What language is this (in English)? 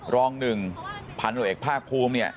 Thai